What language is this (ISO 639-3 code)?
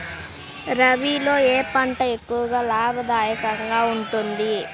tel